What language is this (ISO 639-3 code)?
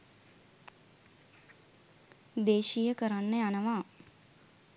sin